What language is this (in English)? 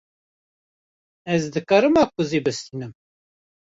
Kurdish